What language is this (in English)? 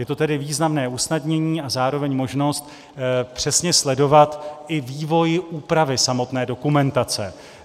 Czech